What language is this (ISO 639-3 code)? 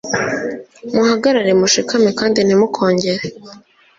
kin